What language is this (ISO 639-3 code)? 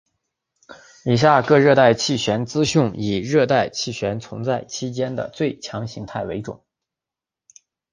zho